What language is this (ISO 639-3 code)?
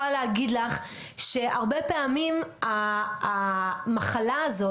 heb